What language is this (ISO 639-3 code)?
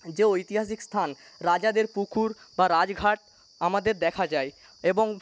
ben